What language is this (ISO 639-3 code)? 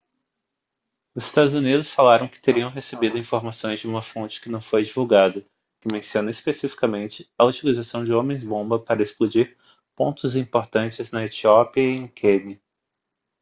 por